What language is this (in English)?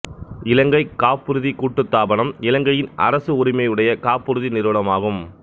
Tamil